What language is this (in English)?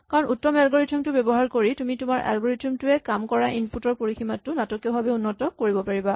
Assamese